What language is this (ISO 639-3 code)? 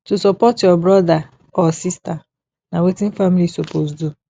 pcm